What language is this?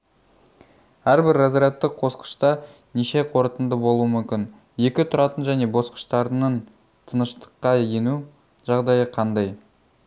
Kazakh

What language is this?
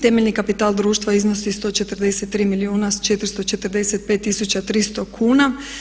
Croatian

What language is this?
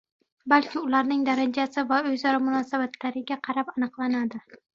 Uzbek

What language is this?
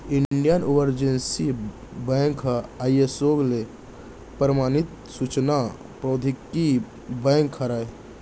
Chhattisgarhi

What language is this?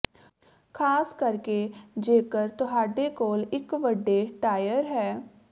Punjabi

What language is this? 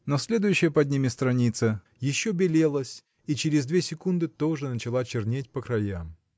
Russian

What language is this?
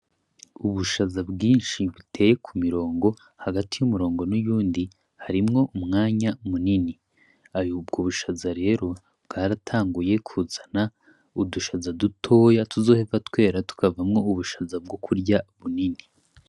Rundi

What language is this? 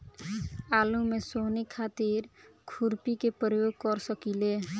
Bhojpuri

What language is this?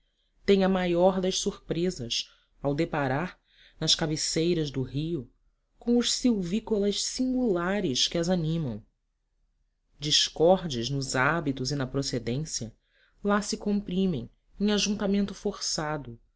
Portuguese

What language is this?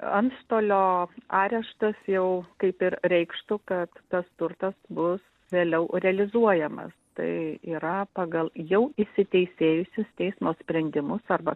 Lithuanian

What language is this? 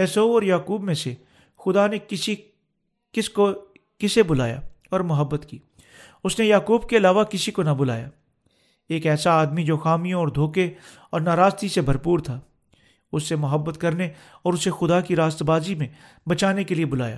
Urdu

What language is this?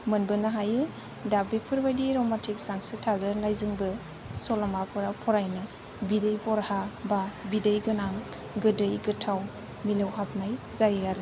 Bodo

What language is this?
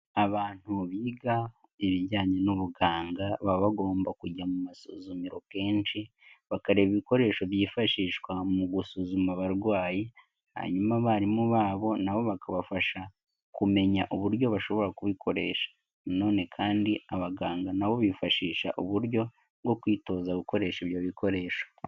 Kinyarwanda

